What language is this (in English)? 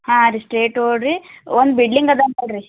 Kannada